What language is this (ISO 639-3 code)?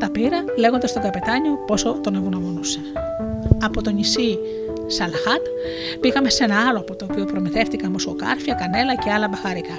ell